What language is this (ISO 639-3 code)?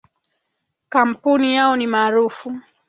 swa